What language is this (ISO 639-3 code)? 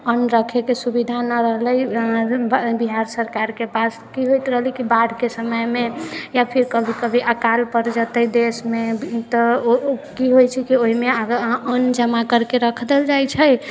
mai